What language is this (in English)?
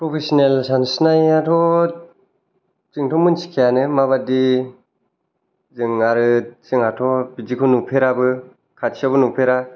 Bodo